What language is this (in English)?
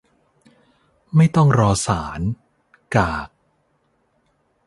Thai